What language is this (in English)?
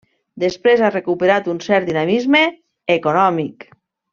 Catalan